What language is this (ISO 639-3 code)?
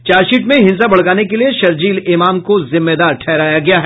hin